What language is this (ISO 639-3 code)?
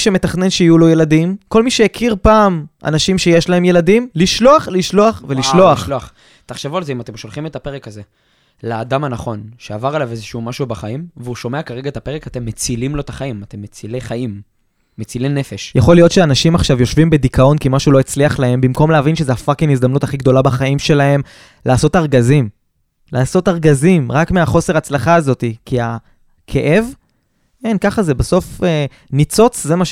heb